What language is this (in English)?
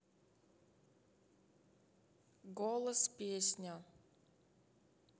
Russian